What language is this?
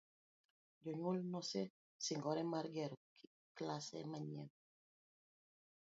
Luo (Kenya and Tanzania)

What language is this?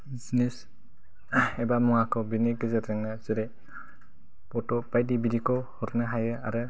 Bodo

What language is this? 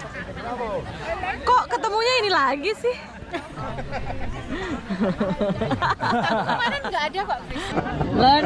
Indonesian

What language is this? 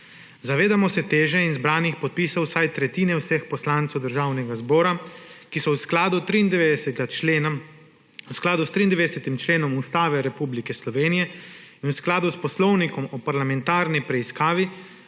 Slovenian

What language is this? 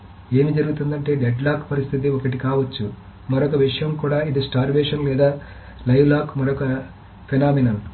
Telugu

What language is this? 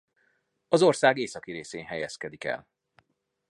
Hungarian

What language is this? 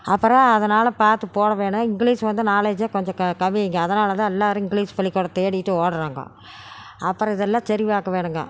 Tamil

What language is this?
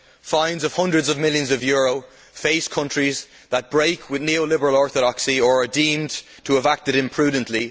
English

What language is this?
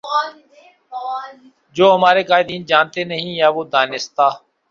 Urdu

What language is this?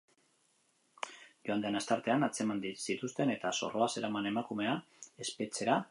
Basque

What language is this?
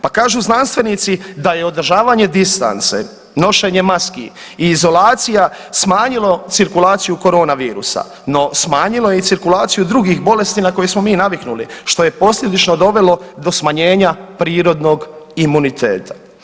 Croatian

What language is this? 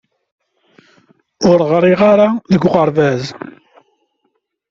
Kabyle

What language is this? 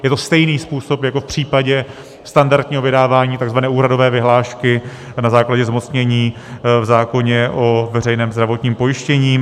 Czech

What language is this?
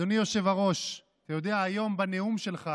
Hebrew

